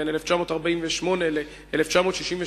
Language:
Hebrew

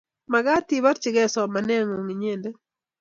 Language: Kalenjin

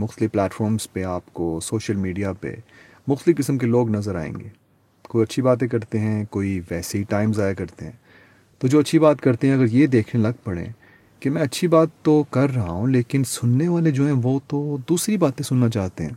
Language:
Urdu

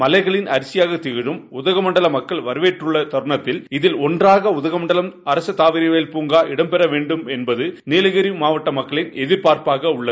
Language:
Tamil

